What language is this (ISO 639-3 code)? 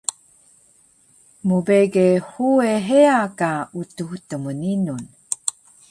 trv